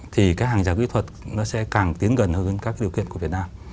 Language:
Vietnamese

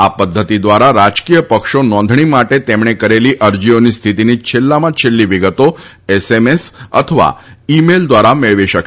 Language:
Gujarati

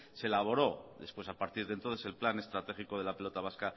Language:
Spanish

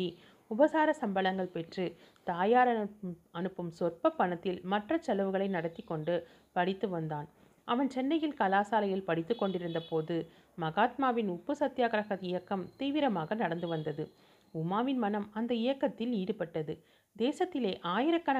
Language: Tamil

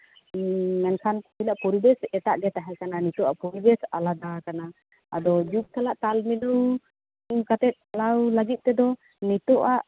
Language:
Santali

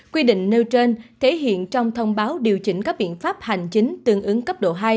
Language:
Vietnamese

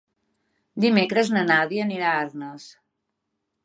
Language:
Catalan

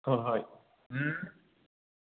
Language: Manipuri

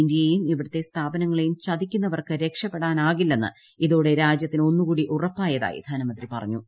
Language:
Malayalam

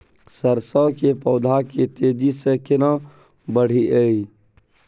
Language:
Maithili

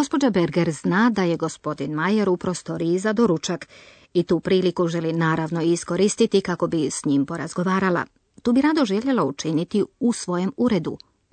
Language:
Croatian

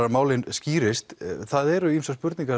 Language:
Icelandic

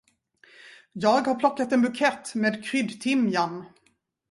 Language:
Swedish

